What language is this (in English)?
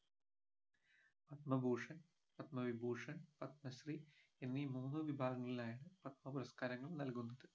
Malayalam